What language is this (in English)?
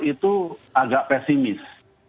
Indonesian